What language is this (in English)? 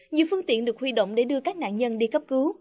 Vietnamese